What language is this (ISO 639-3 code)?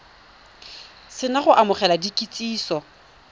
tsn